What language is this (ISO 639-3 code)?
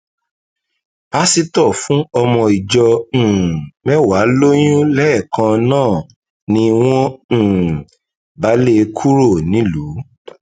yor